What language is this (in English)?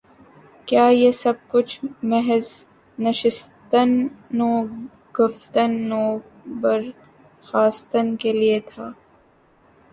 Urdu